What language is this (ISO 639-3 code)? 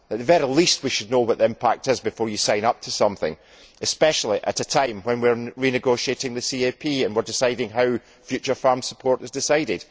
eng